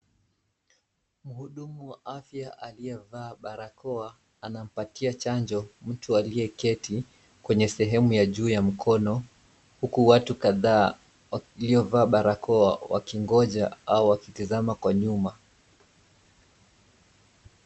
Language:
Swahili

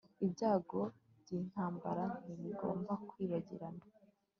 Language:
Kinyarwanda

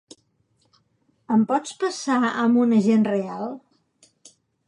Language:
Catalan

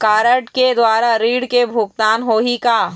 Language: Chhattisgarhi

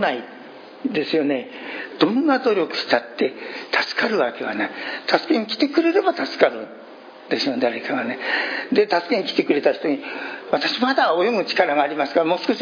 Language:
Japanese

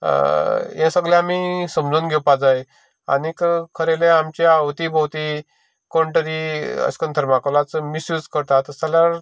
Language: Konkani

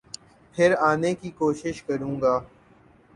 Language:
Urdu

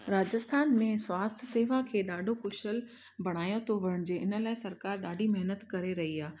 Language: Sindhi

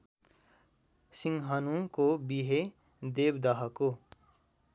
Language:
Nepali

